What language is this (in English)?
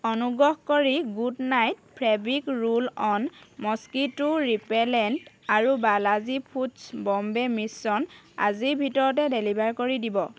Assamese